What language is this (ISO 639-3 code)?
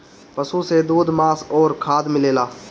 bho